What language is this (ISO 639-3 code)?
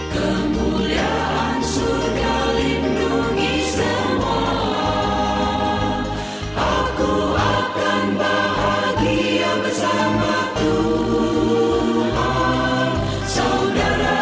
ind